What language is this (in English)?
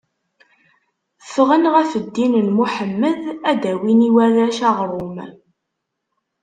Kabyle